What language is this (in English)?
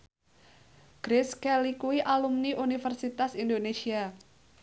Javanese